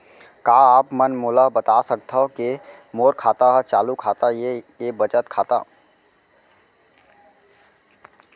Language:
Chhattisgarhi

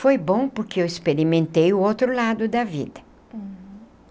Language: Portuguese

